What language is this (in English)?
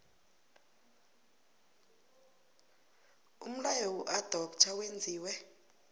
South Ndebele